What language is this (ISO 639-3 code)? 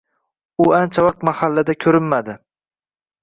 uzb